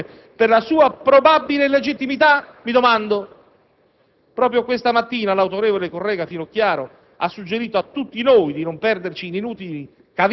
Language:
Italian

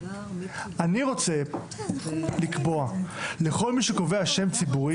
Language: Hebrew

